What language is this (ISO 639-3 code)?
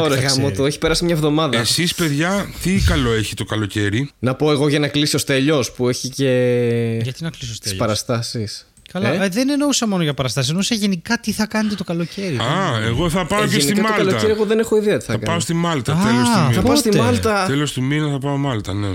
ell